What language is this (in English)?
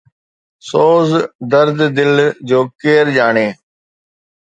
Sindhi